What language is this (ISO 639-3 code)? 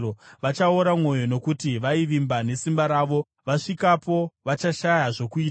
sna